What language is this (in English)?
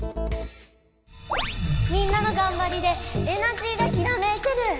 Japanese